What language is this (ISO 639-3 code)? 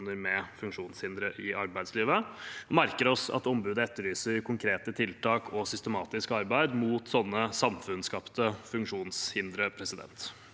nor